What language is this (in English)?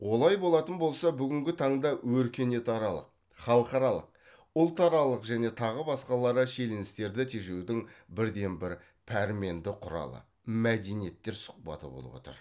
Kazakh